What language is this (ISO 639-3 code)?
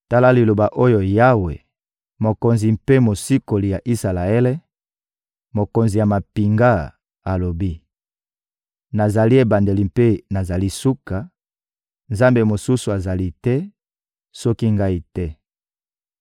lin